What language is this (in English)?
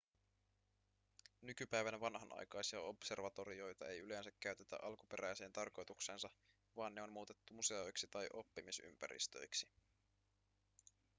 Finnish